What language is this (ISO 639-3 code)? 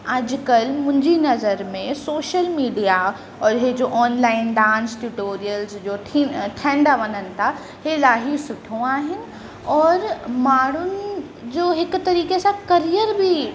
snd